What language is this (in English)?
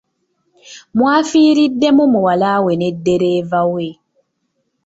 Ganda